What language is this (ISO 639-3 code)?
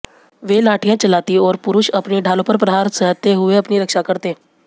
hin